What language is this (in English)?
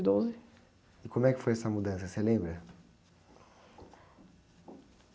Portuguese